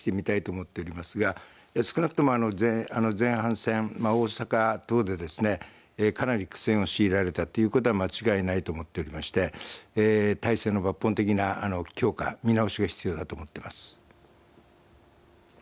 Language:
Japanese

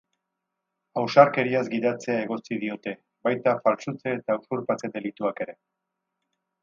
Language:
Basque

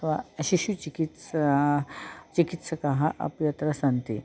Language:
Sanskrit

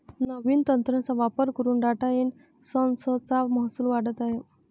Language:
Marathi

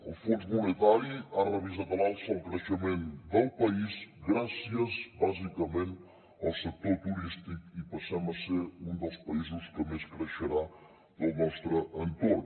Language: Catalan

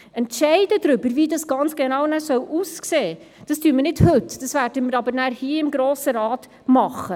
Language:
Swiss German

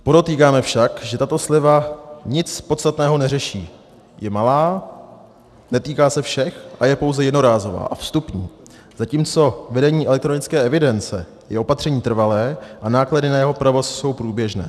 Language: Czech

